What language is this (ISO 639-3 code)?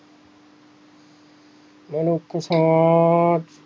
pan